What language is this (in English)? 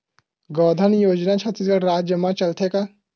Chhattisgarhi